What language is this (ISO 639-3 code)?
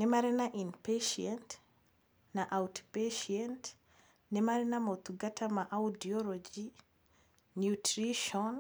kik